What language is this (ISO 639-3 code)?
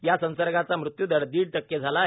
mar